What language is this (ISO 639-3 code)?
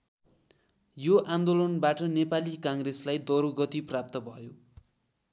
nep